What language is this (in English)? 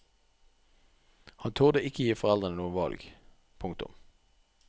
Norwegian